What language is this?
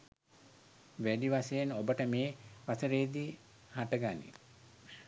Sinhala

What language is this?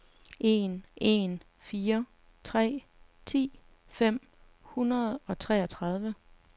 Danish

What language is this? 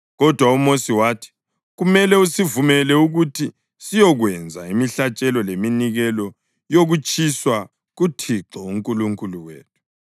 North Ndebele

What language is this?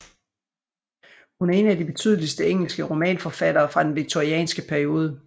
Danish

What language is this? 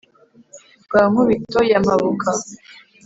Kinyarwanda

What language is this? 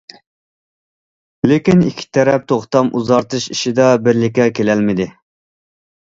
Uyghur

